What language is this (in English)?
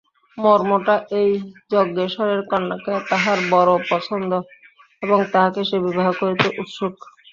Bangla